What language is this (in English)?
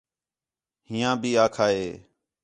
Khetrani